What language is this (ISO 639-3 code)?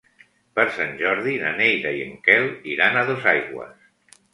cat